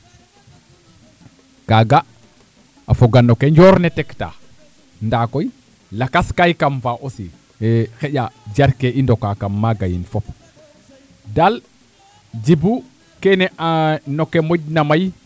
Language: Serer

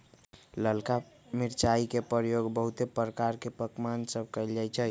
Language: Magahi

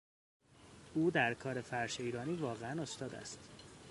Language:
Persian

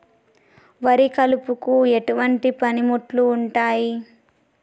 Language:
Telugu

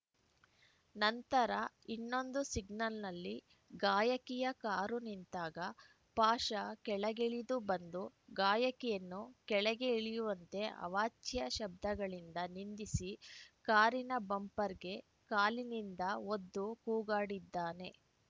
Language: Kannada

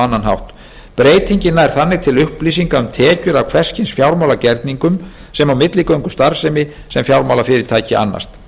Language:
Icelandic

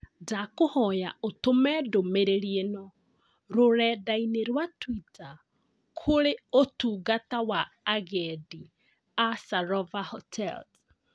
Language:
Kikuyu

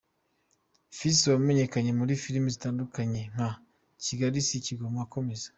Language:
Kinyarwanda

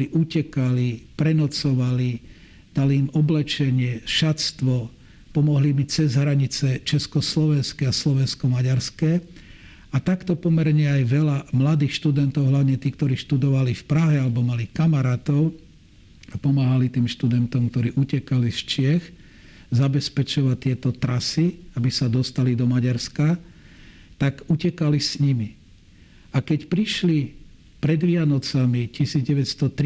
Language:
Slovak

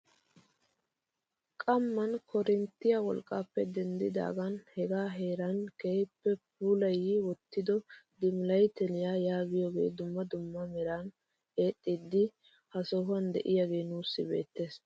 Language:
Wolaytta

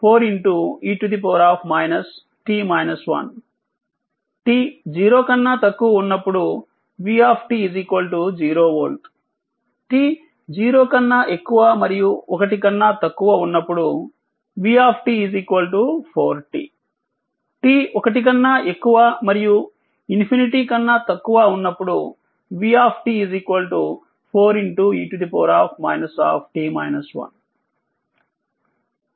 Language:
Telugu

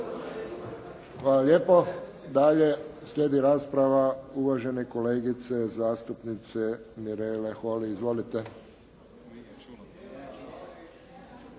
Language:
Croatian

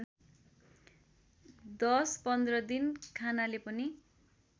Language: Nepali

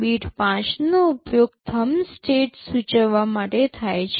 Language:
Gujarati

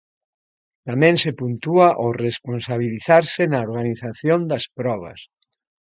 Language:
Galician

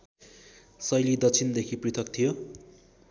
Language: Nepali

